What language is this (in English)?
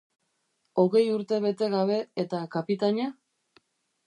Basque